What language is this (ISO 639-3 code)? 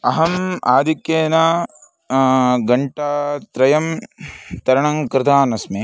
san